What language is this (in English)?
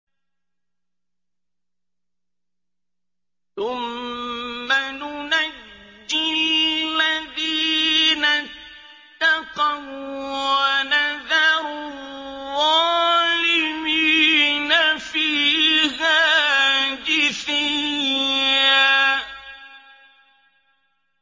Arabic